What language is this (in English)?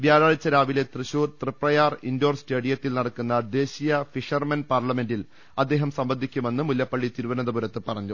Malayalam